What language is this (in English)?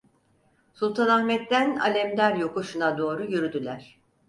Turkish